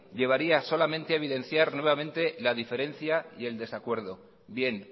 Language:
Spanish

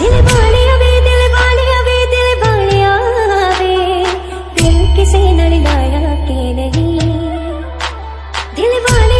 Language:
Hindi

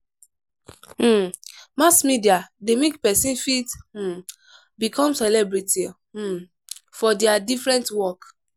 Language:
Nigerian Pidgin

